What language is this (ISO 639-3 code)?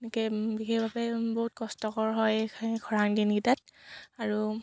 asm